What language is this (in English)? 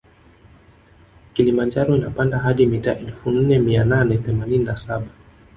Swahili